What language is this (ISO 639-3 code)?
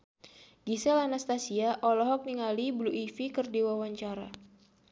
sun